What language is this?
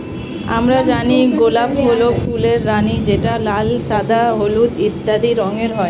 Bangla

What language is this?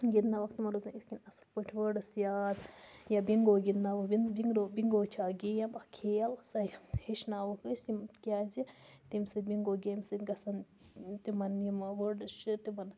Kashmiri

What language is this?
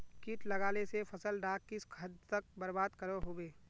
Magahi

